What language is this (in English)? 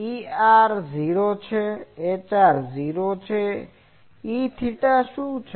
Gujarati